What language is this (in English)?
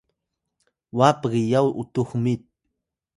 Atayal